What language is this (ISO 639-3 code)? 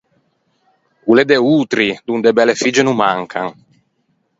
lij